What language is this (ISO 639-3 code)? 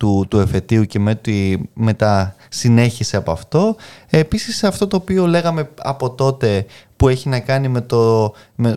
ell